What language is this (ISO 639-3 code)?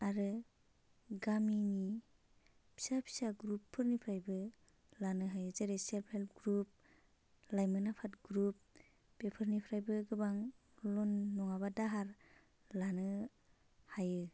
brx